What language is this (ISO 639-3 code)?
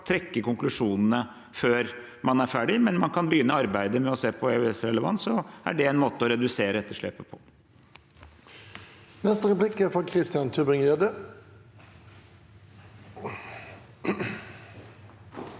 nor